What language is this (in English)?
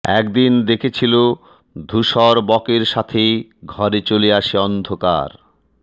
Bangla